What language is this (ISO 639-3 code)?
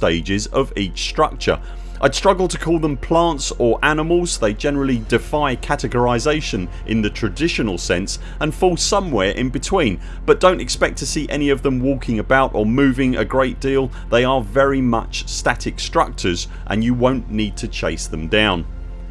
eng